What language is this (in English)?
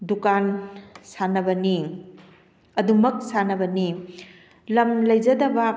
Manipuri